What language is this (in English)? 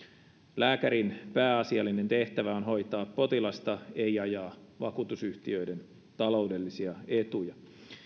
Finnish